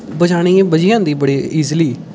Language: Dogri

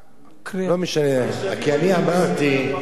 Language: Hebrew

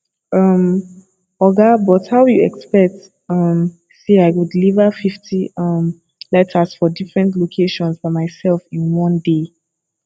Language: Nigerian Pidgin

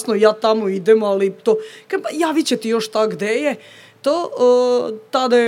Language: Croatian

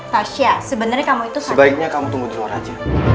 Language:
Indonesian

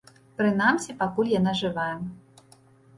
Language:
Belarusian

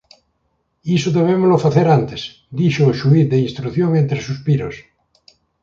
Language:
Galician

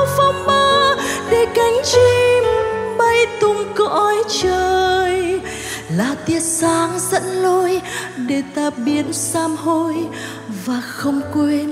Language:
Vietnamese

